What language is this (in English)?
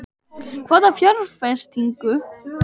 Icelandic